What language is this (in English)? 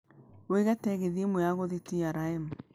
Kikuyu